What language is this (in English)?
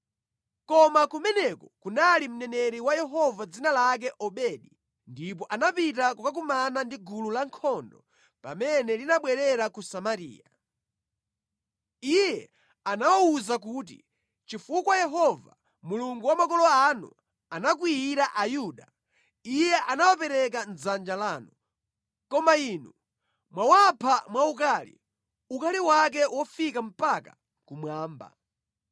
Nyanja